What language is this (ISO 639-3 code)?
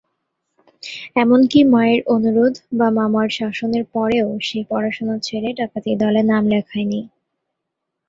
ben